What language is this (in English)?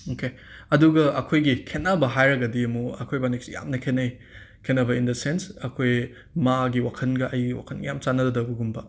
Manipuri